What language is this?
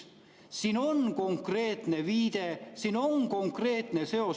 Estonian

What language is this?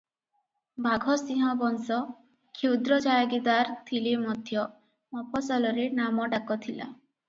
Odia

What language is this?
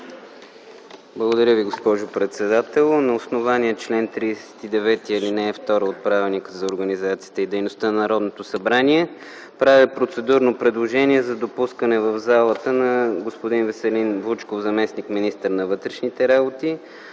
Bulgarian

